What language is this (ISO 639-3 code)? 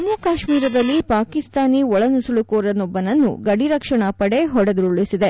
kan